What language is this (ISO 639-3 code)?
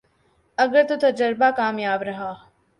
urd